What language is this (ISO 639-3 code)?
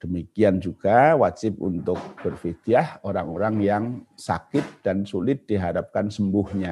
ind